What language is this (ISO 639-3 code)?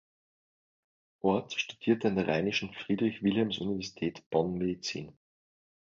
deu